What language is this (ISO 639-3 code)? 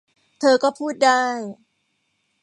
tha